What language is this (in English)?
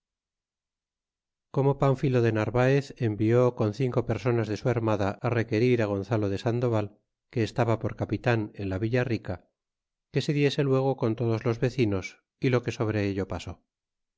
Spanish